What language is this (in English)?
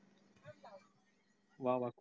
Marathi